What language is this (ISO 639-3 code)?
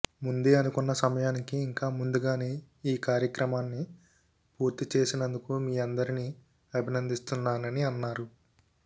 tel